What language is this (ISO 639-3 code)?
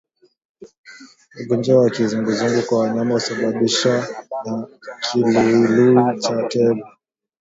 swa